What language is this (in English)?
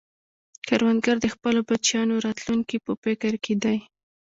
Pashto